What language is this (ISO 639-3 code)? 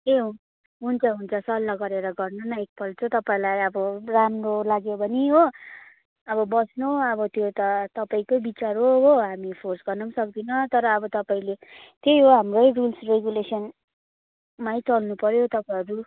nep